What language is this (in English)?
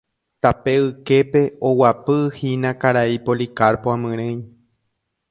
Guarani